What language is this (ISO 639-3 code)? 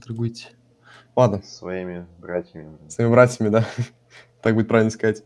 rus